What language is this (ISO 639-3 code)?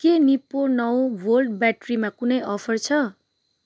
nep